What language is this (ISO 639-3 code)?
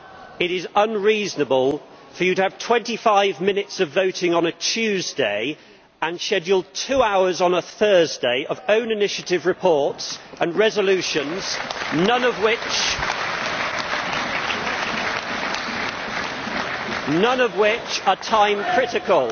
eng